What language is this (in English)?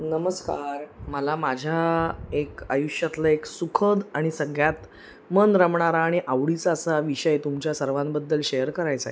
Marathi